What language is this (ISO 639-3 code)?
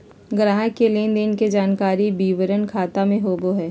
mag